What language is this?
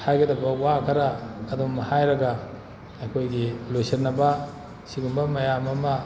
Manipuri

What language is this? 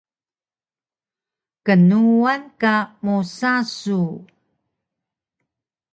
Taroko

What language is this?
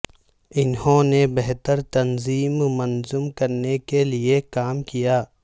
Urdu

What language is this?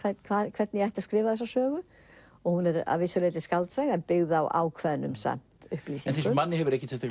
Icelandic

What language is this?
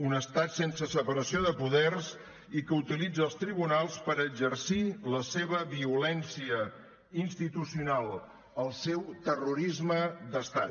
Catalan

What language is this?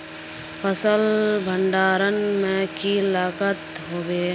Magahi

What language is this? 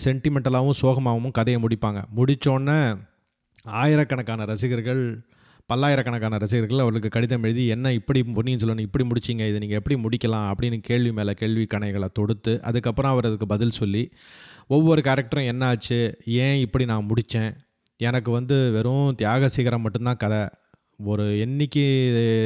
Tamil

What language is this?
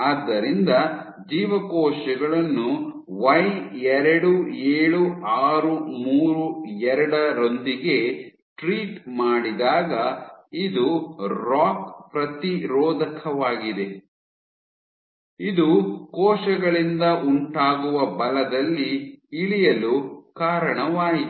Kannada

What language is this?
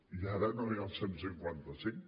Catalan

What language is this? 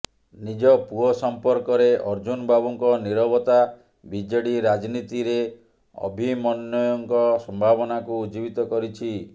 Odia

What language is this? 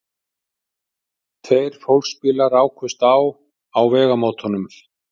Icelandic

